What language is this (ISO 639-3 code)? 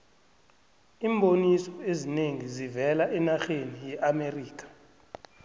nbl